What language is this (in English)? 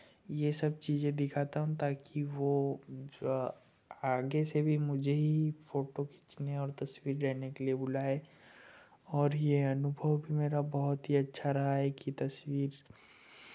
Hindi